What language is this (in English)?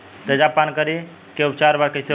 Bhojpuri